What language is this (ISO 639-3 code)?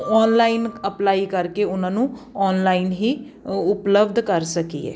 pan